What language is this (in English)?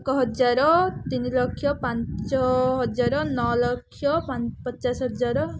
Odia